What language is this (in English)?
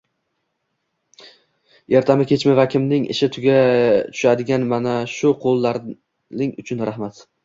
Uzbek